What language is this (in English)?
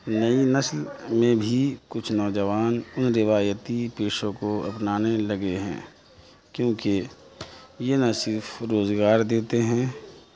Urdu